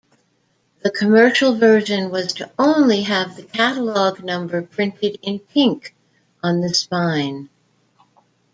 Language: English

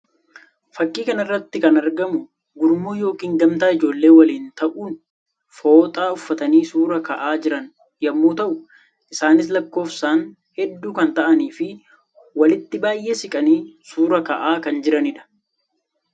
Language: Oromo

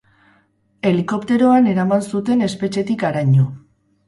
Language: Basque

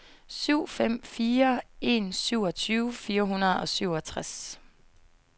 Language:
Danish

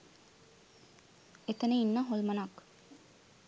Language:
Sinhala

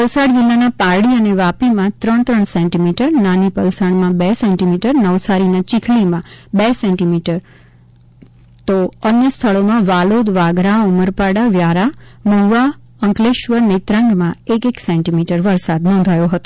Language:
Gujarati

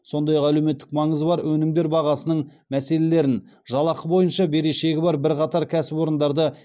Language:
Kazakh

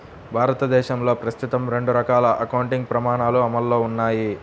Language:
Telugu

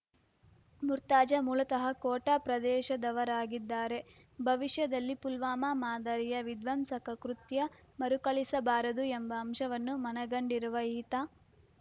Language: Kannada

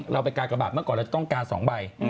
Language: Thai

